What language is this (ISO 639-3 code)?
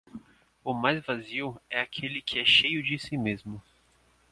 por